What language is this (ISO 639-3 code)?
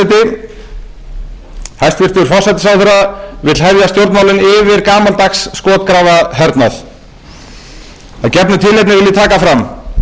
isl